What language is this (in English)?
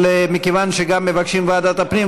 Hebrew